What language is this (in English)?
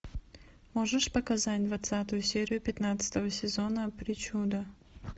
Russian